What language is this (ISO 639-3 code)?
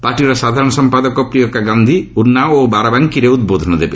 ori